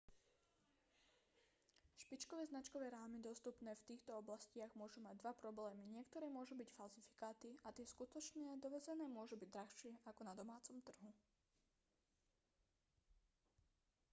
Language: Slovak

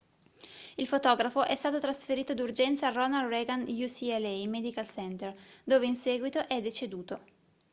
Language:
Italian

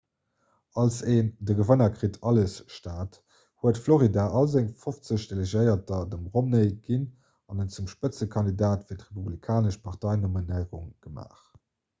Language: Luxembourgish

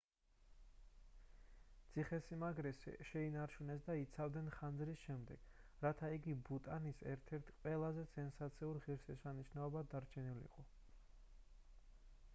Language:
Georgian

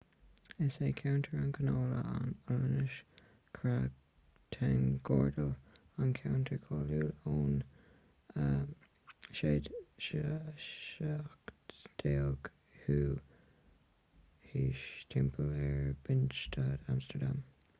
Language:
Irish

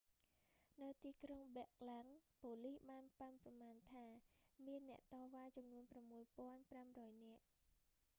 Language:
Khmer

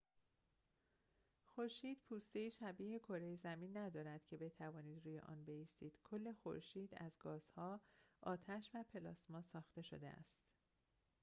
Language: Persian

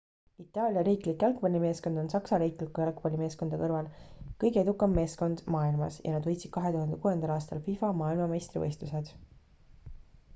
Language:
Estonian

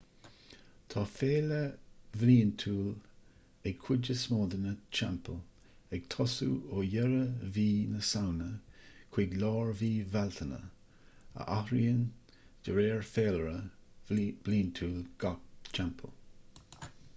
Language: Irish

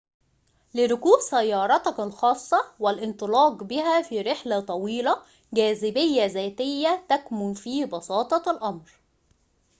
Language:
Arabic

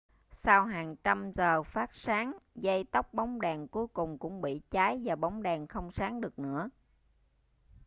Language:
Vietnamese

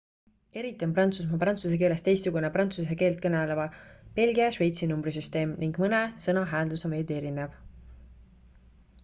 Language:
Estonian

